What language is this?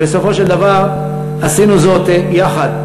Hebrew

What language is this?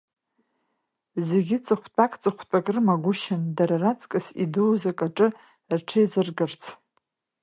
Abkhazian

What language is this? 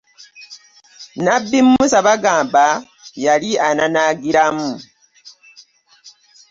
Ganda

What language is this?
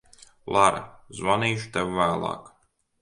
Latvian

